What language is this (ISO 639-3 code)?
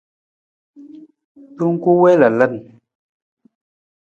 nmz